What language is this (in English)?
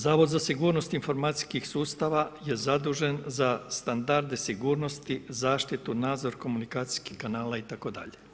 Croatian